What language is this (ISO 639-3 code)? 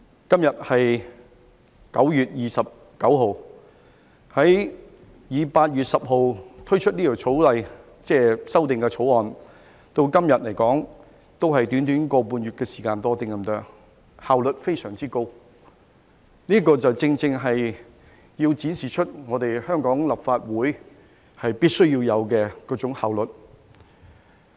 yue